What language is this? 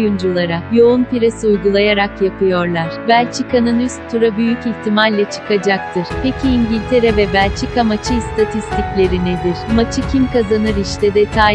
Turkish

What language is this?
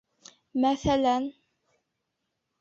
Bashkir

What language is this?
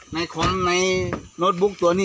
Thai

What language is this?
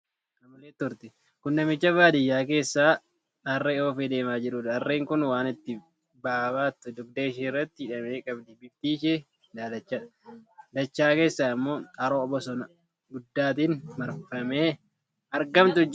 Oromo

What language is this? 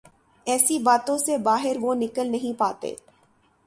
Urdu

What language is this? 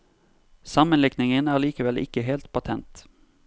Norwegian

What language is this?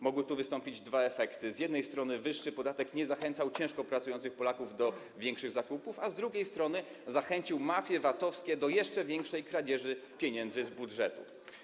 Polish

